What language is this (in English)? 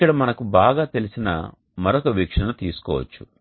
Telugu